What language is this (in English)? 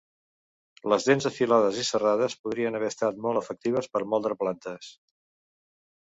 Catalan